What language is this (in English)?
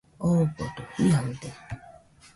Nüpode Huitoto